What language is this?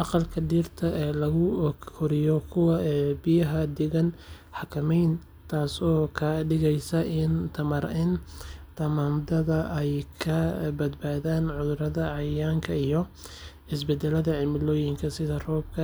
Somali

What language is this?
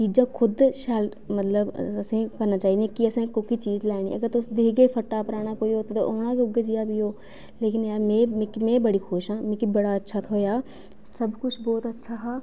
Dogri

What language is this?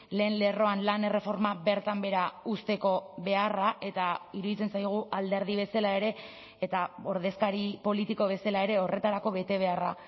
Basque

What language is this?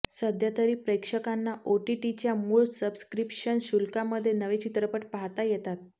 Marathi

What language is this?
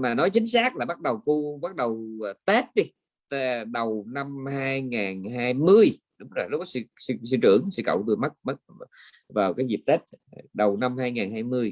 Vietnamese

